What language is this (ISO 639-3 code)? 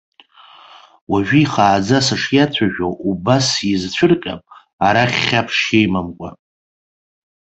abk